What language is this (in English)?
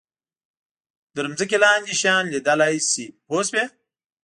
Pashto